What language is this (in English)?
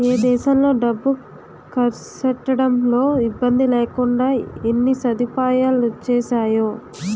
Telugu